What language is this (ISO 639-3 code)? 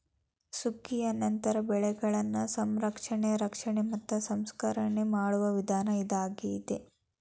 kan